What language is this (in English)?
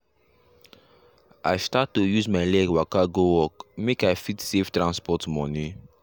Nigerian Pidgin